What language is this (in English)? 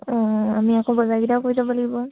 Assamese